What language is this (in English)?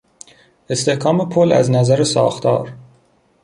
Persian